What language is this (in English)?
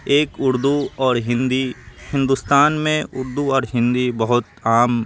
Urdu